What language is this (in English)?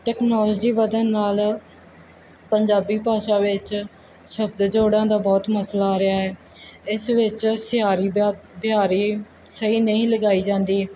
Punjabi